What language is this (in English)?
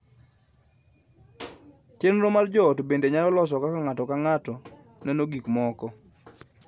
Luo (Kenya and Tanzania)